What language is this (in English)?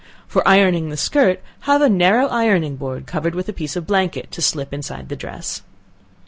English